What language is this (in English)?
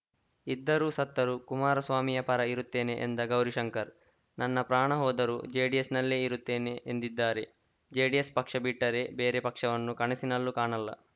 Kannada